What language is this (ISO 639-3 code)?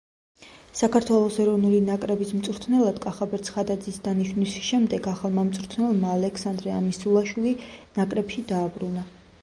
kat